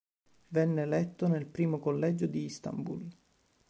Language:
Italian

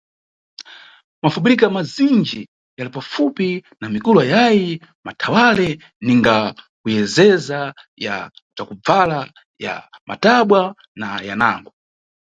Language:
Nyungwe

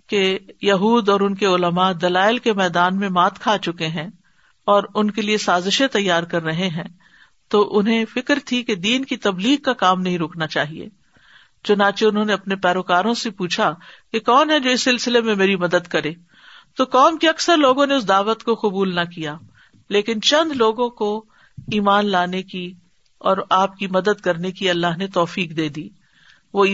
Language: Urdu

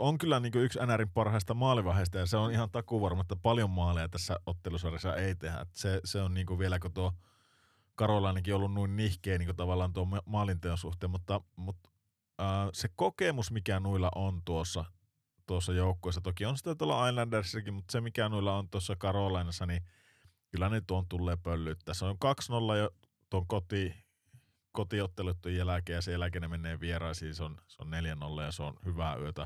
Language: Finnish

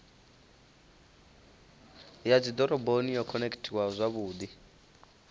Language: Venda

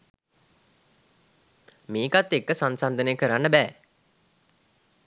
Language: Sinhala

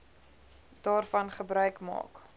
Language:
Afrikaans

